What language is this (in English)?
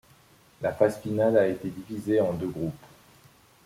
French